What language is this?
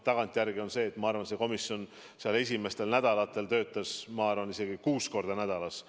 Estonian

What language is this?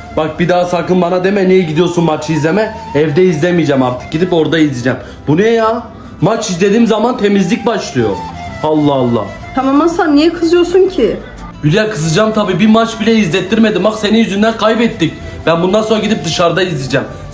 Turkish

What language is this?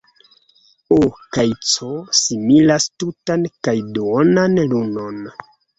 Esperanto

